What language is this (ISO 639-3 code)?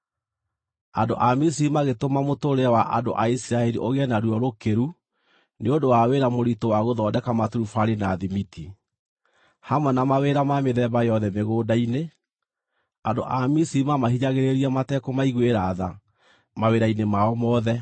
kik